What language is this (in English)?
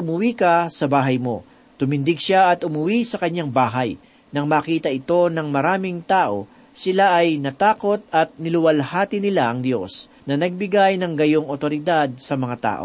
Filipino